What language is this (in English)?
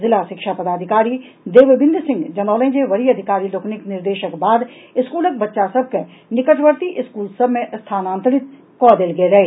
Maithili